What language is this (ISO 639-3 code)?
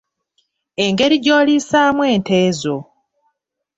lug